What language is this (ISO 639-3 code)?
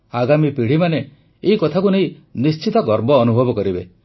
ori